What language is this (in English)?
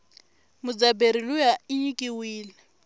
Tsonga